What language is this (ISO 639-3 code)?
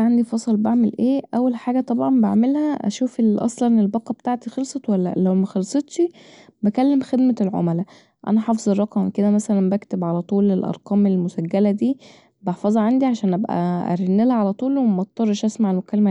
arz